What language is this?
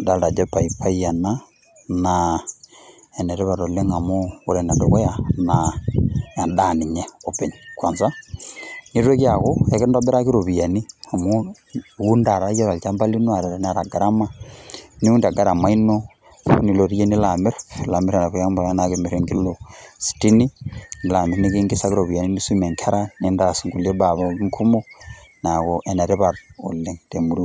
Masai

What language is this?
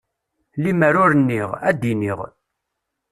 Kabyle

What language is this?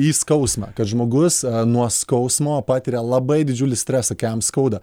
Lithuanian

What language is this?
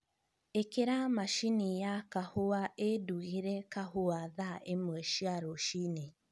Kikuyu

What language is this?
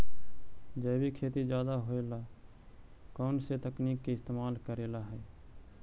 Magahi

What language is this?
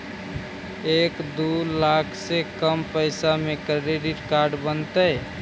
Magahi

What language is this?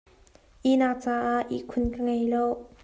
Hakha Chin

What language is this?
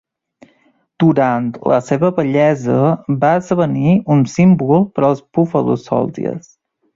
Catalan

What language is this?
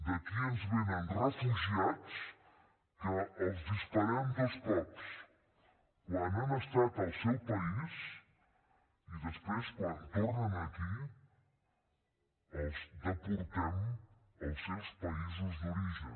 Catalan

